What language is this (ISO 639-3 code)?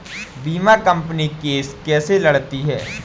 hin